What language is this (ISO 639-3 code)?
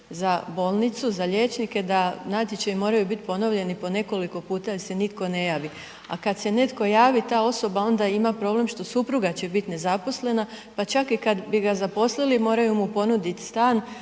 hrv